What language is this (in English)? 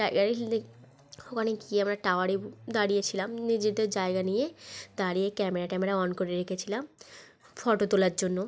Bangla